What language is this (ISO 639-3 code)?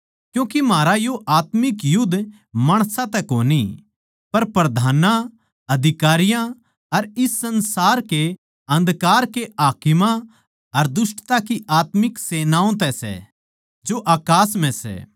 bgc